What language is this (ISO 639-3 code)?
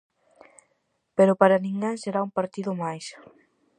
glg